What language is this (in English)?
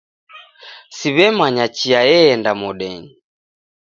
Taita